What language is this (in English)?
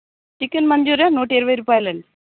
Telugu